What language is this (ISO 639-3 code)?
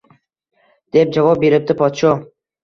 uzb